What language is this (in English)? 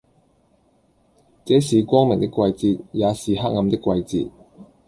Cantonese